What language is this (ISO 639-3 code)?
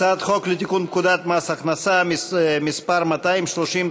heb